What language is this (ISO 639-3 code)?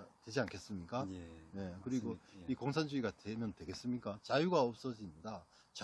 kor